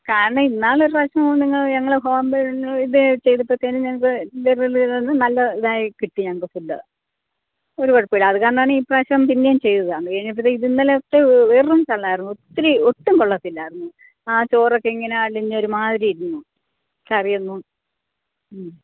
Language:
Malayalam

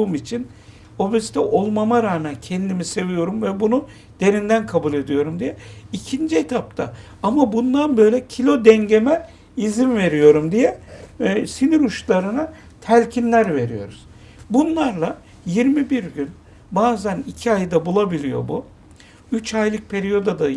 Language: Turkish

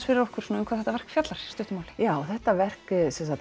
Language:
Icelandic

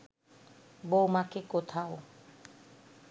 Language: Bangla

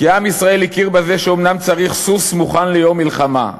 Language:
Hebrew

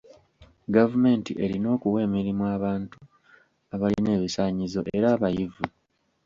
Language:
Ganda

